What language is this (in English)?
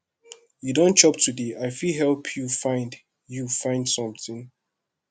Nigerian Pidgin